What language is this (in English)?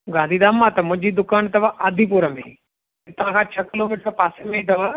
Sindhi